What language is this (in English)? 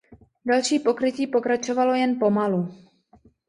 Czech